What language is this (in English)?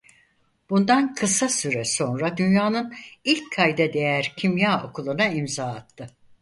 Turkish